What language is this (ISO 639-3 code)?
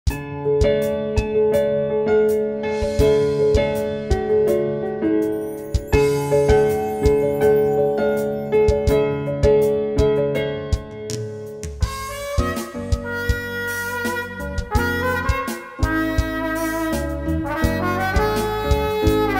tel